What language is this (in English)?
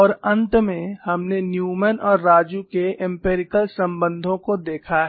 Hindi